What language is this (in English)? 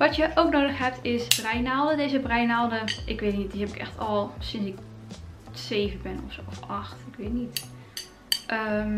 Dutch